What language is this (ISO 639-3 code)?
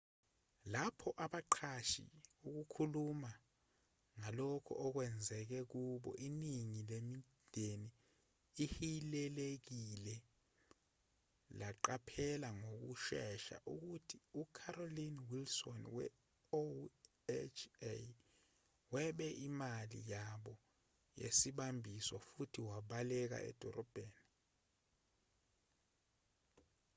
zul